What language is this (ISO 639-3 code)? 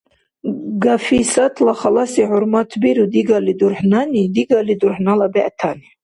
dar